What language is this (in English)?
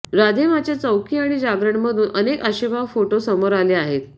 Marathi